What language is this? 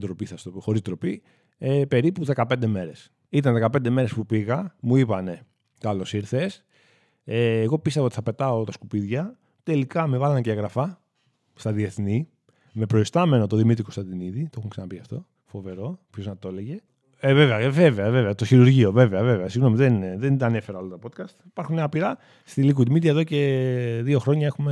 Greek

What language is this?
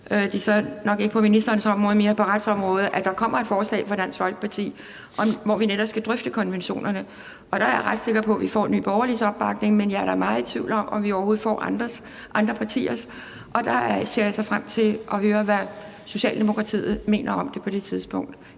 Danish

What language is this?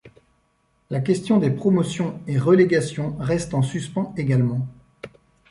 French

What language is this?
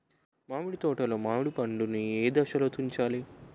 Telugu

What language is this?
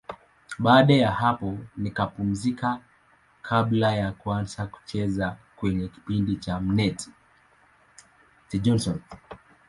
Swahili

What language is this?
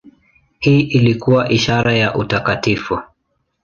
Swahili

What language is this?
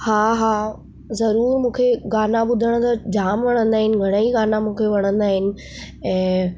Sindhi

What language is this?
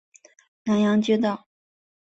Chinese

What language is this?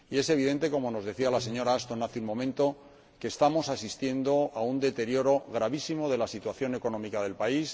Spanish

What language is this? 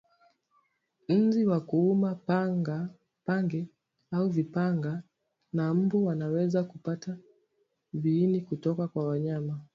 Swahili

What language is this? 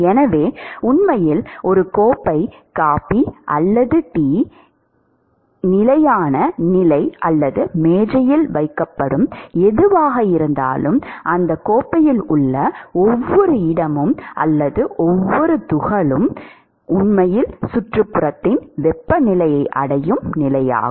Tamil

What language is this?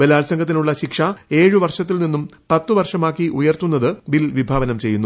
Malayalam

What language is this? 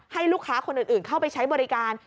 Thai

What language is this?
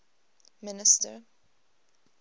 English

